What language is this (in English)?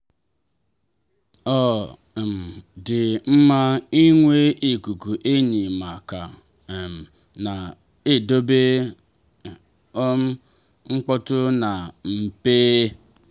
Igbo